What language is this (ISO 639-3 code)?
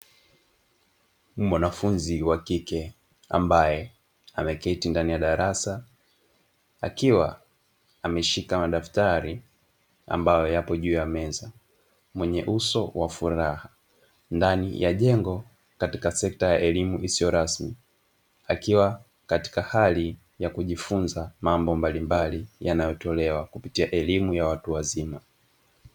swa